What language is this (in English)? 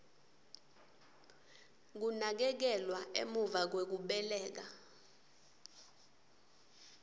Swati